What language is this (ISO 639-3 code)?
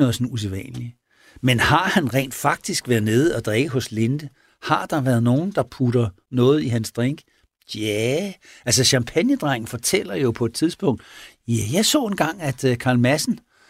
dan